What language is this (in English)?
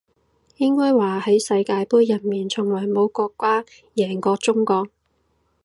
Cantonese